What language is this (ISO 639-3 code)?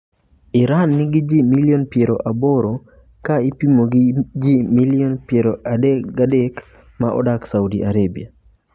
luo